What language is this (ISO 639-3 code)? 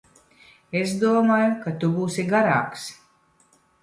lav